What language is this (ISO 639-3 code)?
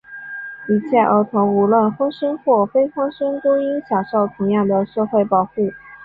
zho